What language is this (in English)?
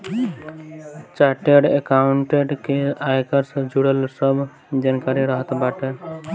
Bhojpuri